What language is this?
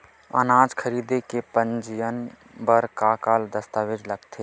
Chhattisgarhi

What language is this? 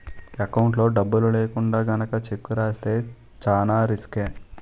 Telugu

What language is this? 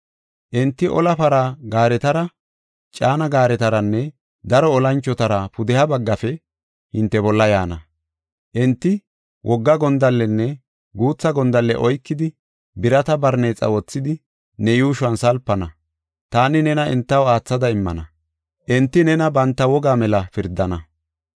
Gofa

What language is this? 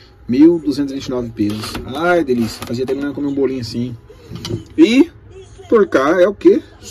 Portuguese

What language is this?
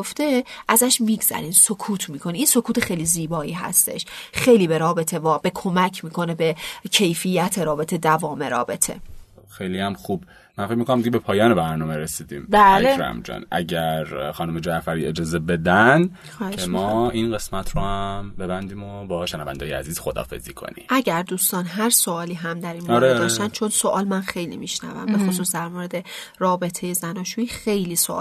Persian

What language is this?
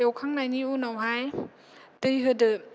Bodo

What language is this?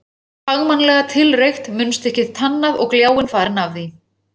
Icelandic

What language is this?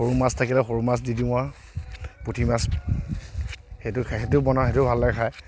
Assamese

